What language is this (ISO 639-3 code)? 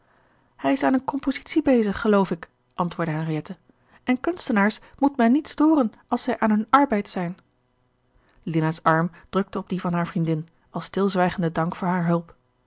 nld